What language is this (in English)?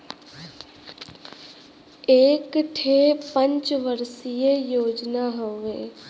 Bhojpuri